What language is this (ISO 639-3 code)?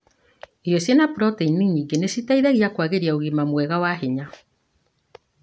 kik